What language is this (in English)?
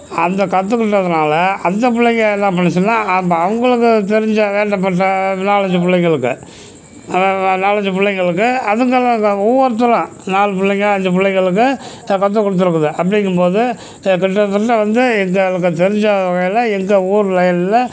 Tamil